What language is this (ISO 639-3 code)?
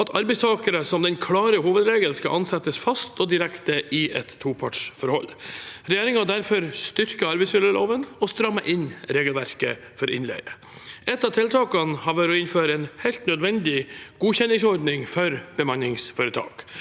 nor